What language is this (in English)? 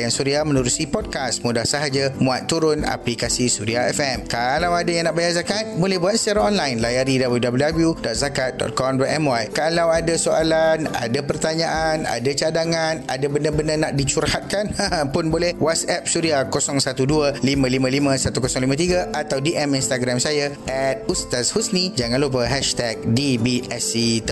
Malay